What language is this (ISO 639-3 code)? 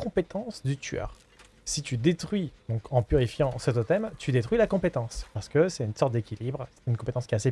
fra